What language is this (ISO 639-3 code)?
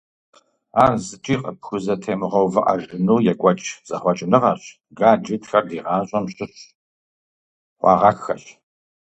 kbd